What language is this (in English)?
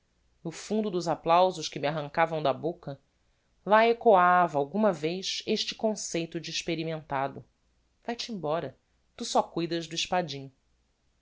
Portuguese